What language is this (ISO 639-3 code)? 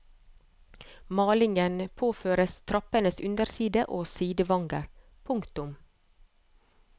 nor